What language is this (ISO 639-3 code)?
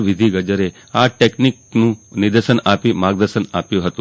guj